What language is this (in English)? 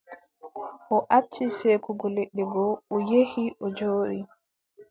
Adamawa Fulfulde